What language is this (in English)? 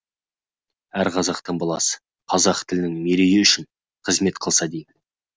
Kazakh